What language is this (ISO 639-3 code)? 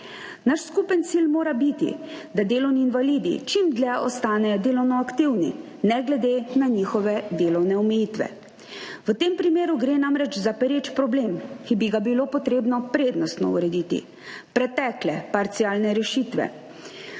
slv